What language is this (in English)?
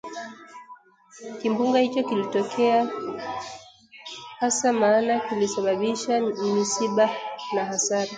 Swahili